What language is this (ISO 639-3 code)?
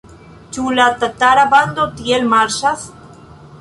epo